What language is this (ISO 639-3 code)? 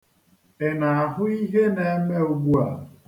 ibo